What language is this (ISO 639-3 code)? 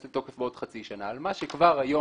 heb